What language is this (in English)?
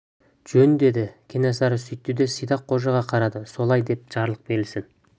Kazakh